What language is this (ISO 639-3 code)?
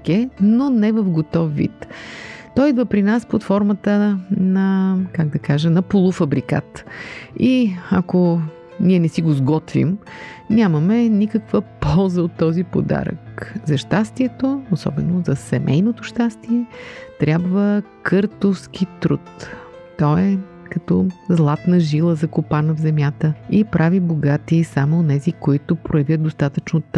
bul